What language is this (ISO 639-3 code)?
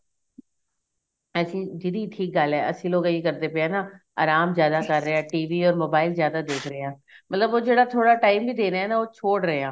pan